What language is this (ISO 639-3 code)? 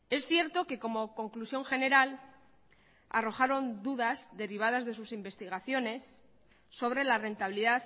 spa